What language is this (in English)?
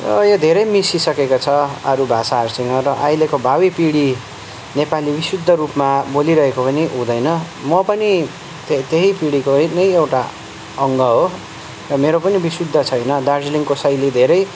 Nepali